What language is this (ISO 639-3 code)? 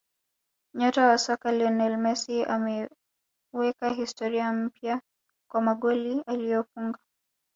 swa